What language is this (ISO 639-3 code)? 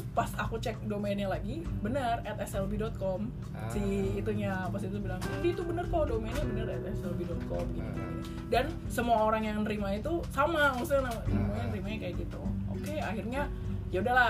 ind